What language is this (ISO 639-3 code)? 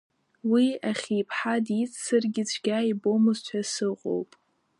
abk